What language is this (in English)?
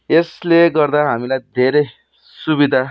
Nepali